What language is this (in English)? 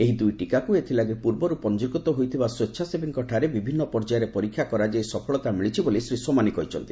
Odia